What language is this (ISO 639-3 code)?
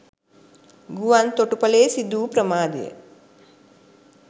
sin